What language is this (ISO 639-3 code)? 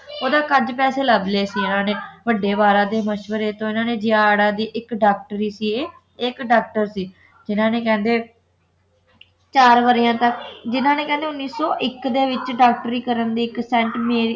pan